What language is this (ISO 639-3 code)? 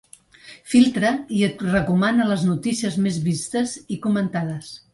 cat